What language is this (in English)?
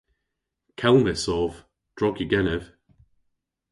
Cornish